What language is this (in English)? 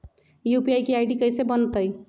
Magahi